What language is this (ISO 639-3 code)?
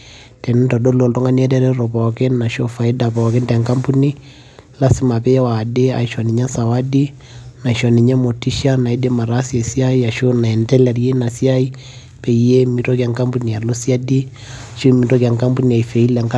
mas